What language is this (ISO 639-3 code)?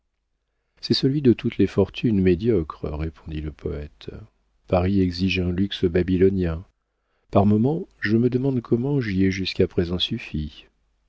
fra